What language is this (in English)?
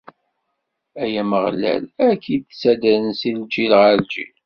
Kabyle